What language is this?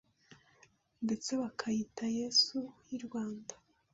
Kinyarwanda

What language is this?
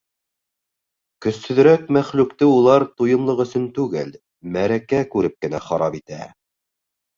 Bashkir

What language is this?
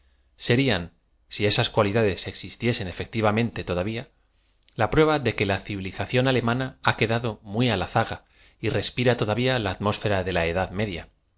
Spanish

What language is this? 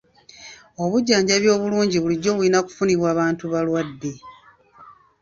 Ganda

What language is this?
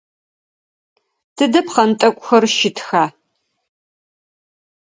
Adyghe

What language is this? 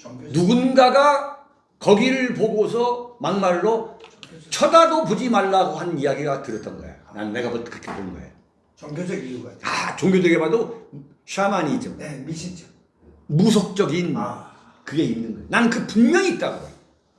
Korean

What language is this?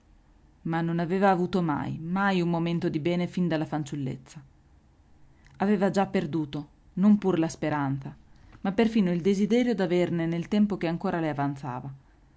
Italian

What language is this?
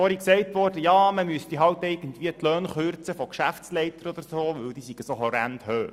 Swiss German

